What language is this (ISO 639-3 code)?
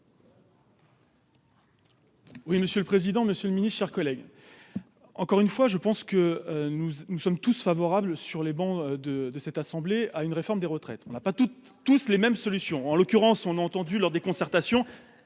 fra